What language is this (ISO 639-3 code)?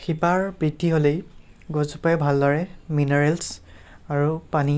asm